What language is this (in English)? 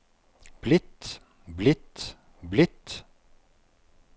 Norwegian